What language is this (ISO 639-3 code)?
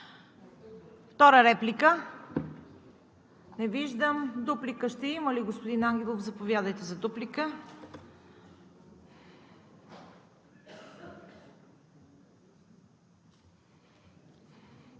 bul